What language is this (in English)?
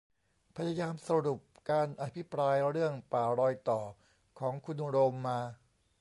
Thai